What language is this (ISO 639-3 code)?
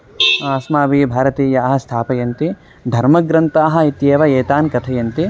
san